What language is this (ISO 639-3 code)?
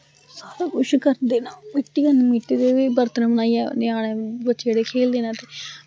doi